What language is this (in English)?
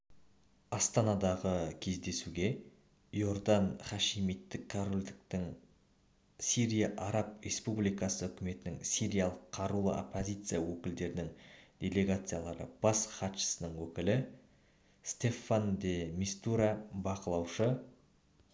Kazakh